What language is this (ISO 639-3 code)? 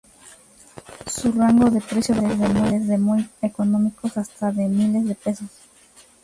spa